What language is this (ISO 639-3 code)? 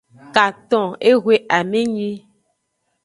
ajg